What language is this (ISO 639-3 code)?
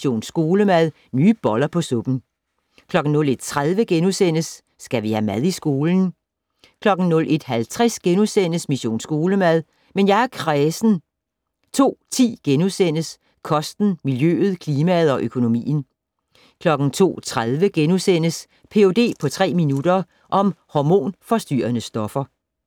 dan